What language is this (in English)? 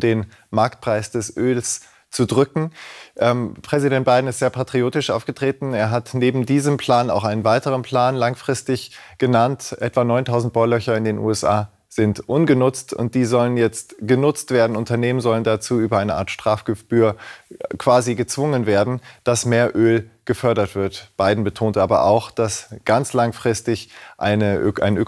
German